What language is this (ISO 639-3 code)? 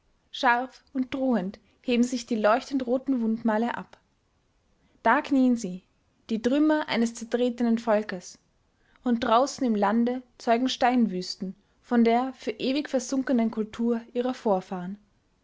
deu